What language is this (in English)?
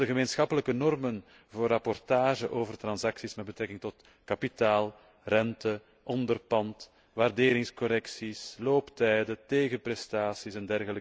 Dutch